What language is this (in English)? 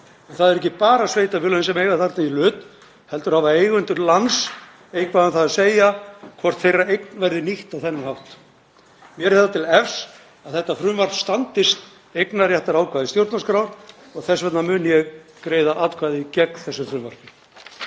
Icelandic